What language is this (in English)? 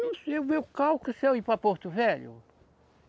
Portuguese